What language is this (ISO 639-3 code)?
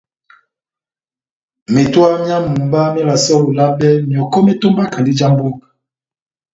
bnm